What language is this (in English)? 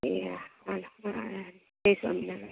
Gujarati